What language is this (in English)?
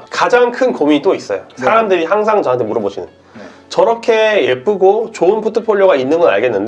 Korean